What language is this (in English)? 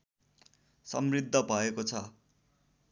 Nepali